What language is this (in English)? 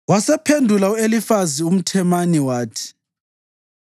North Ndebele